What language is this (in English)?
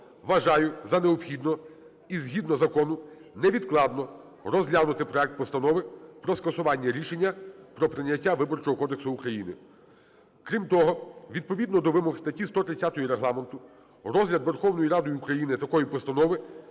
Ukrainian